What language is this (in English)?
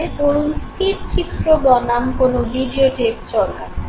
Bangla